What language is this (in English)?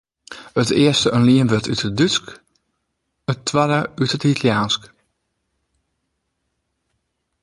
Western Frisian